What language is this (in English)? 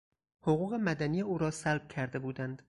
Persian